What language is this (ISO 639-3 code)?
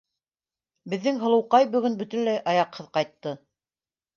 bak